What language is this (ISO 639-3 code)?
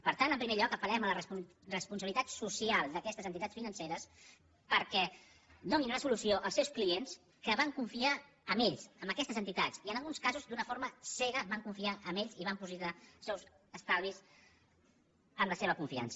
cat